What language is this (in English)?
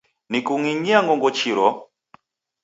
Taita